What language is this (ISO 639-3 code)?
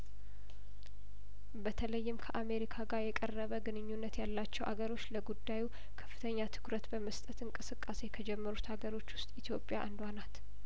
amh